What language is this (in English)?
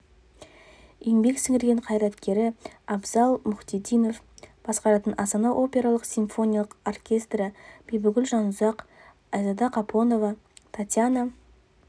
Kazakh